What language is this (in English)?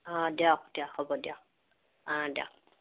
Assamese